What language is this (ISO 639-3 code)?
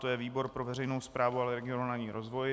ces